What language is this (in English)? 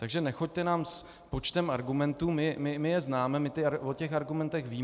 Czech